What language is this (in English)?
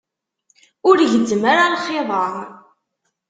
Kabyle